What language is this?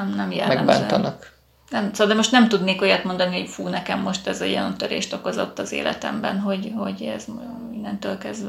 Hungarian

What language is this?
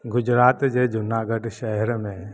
Sindhi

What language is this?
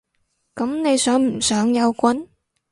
Cantonese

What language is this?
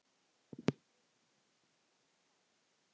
Icelandic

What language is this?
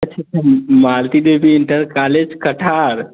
Hindi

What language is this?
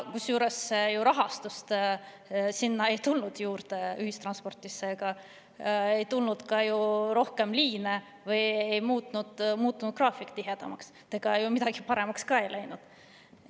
Estonian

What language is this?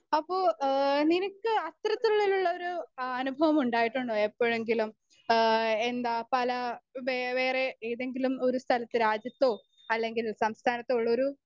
Malayalam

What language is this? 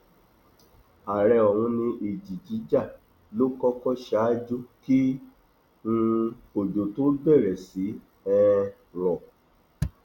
Yoruba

